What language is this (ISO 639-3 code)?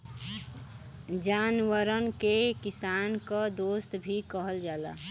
bho